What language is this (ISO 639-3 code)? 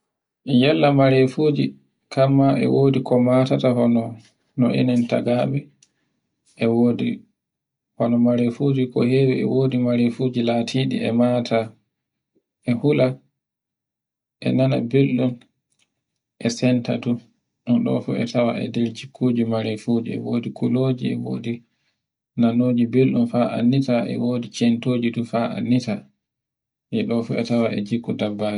fue